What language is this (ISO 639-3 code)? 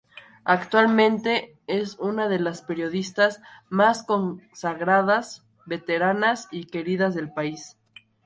spa